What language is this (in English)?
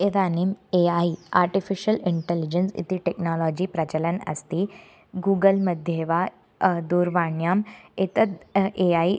Sanskrit